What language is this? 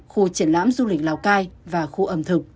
Vietnamese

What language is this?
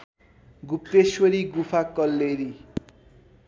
Nepali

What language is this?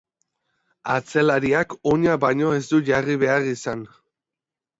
Basque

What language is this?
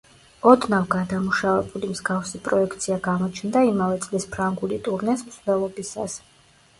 Georgian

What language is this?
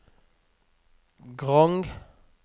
Norwegian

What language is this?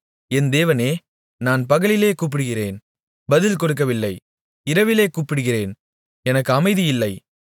Tamil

